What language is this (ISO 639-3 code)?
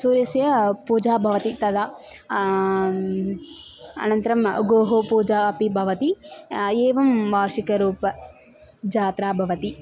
san